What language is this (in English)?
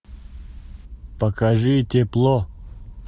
Russian